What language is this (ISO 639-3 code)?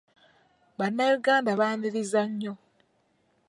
lug